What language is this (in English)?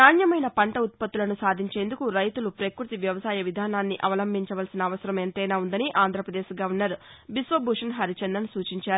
Telugu